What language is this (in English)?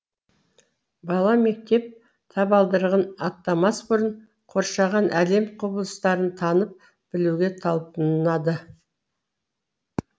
Kazakh